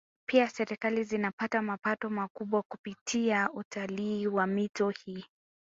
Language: Swahili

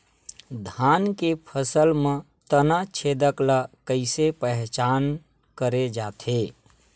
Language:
Chhattisgarhi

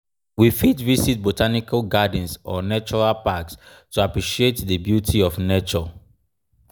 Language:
Nigerian Pidgin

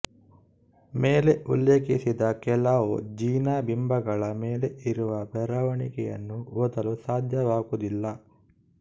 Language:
Kannada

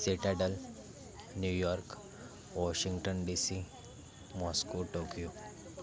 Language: Marathi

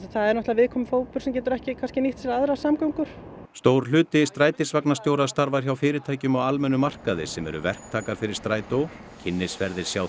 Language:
Icelandic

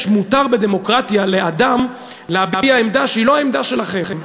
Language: Hebrew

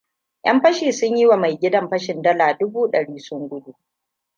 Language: Hausa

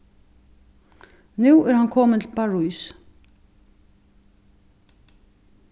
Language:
Faroese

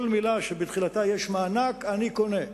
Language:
Hebrew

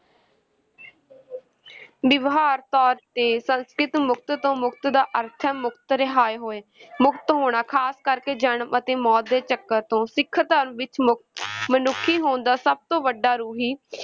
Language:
Punjabi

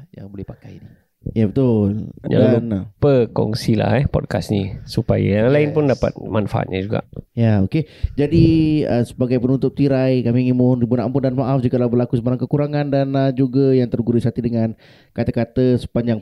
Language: Malay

